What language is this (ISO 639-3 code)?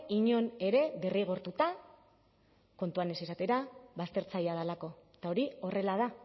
eus